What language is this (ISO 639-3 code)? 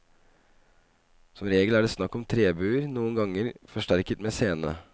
nor